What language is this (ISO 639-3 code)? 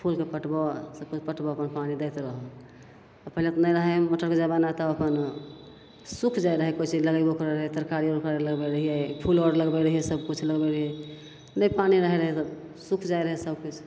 mai